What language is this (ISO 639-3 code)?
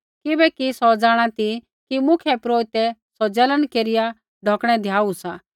kfx